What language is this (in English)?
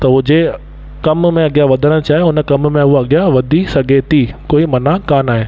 Sindhi